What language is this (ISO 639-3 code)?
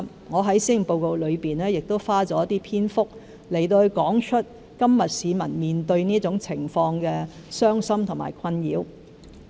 yue